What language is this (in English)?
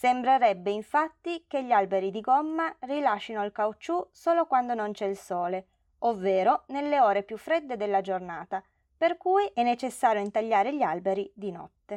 Italian